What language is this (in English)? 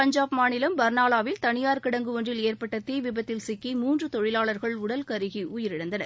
Tamil